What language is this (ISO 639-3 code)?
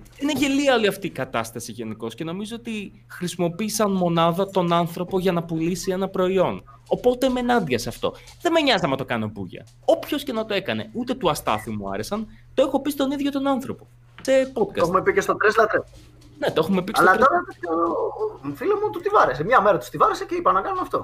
ell